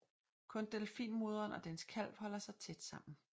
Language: Danish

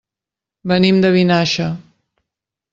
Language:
Catalan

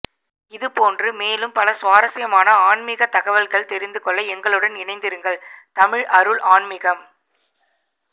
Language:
Tamil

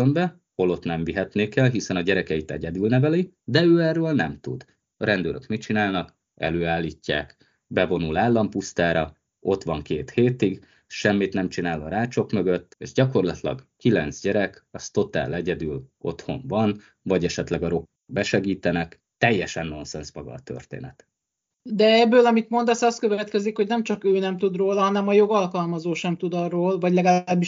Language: Hungarian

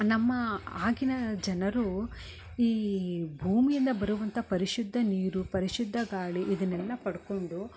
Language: Kannada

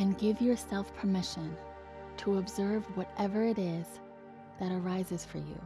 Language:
English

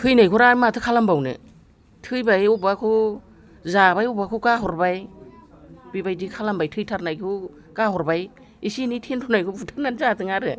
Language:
Bodo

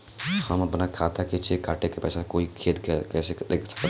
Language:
Bhojpuri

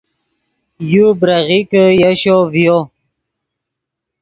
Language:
Yidgha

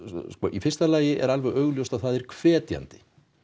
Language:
Icelandic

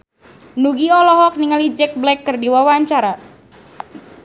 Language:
Sundanese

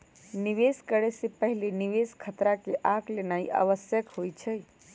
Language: Magahi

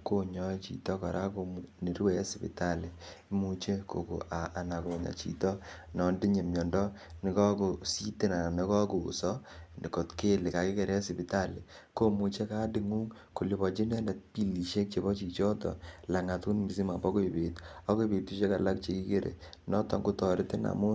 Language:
Kalenjin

